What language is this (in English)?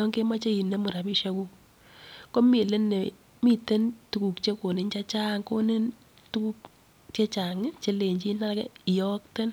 Kalenjin